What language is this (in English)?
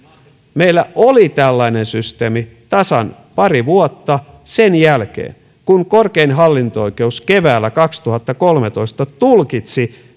Finnish